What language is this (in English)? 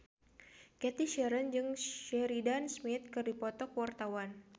Sundanese